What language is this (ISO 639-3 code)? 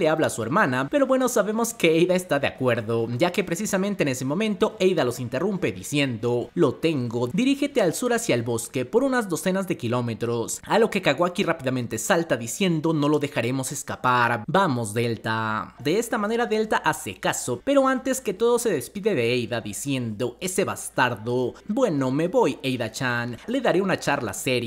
spa